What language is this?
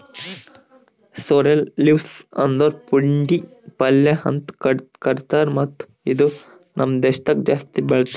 Kannada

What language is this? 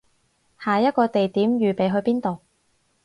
Cantonese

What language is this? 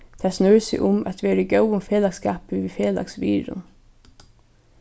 Faroese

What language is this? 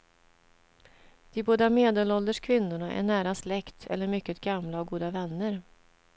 Swedish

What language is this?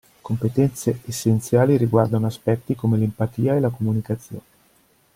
Italian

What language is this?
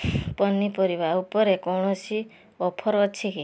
Odia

